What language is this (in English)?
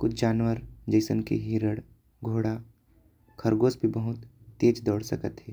Korwa